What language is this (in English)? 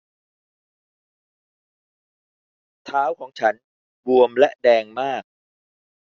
Thai